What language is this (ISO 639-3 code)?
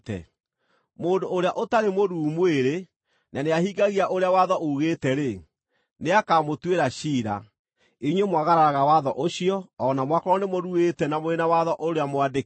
kik